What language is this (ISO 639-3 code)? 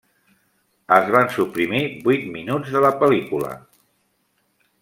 cat